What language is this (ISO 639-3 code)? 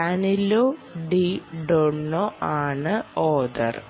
mal